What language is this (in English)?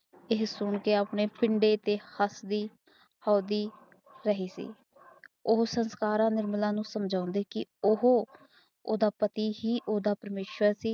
Punjabi